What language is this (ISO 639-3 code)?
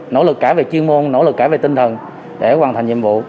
vie